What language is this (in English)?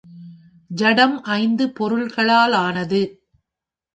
Tamil